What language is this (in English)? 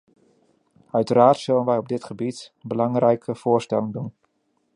Dutch